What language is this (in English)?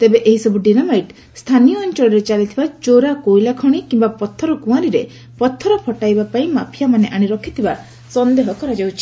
Odia